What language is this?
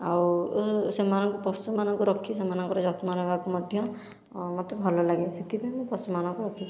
Odia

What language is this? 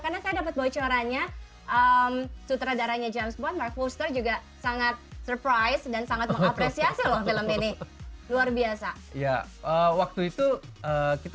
Indonesian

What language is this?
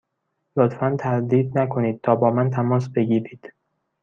Persian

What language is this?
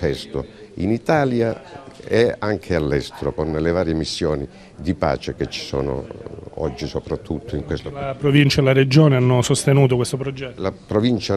Italian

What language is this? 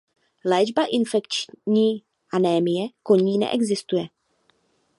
Czech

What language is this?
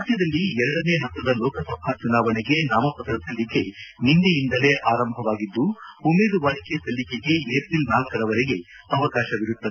Kannada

